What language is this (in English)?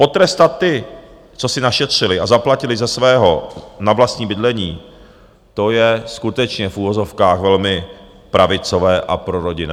Czech